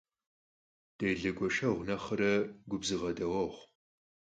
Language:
Kabardian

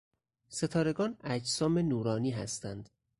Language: Persian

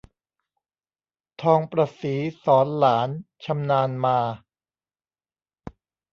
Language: Thai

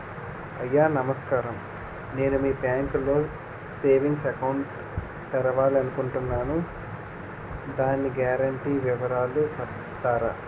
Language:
Telugu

